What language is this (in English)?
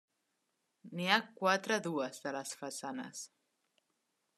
Catalan